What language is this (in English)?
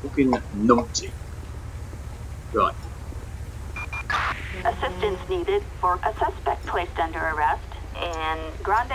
English